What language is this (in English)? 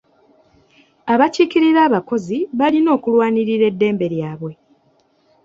Ganda